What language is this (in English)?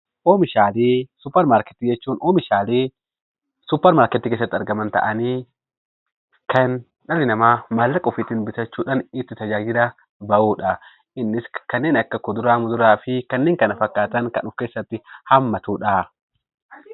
Oromo